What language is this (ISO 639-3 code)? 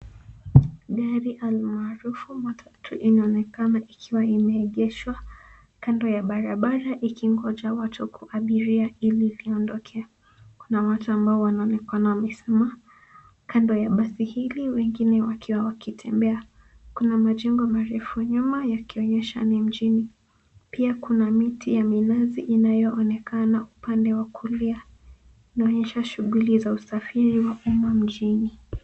swa